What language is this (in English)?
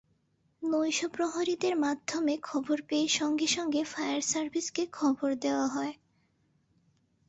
Bangla